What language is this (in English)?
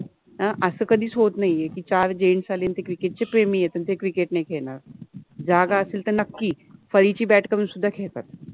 Marathi